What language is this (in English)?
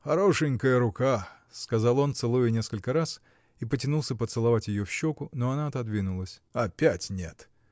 Russian